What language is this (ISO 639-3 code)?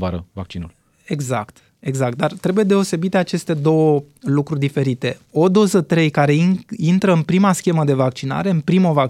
ron